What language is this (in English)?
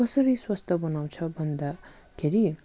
Nepali